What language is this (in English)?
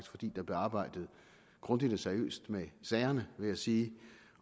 Danish